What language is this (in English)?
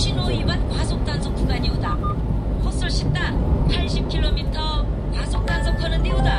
Korean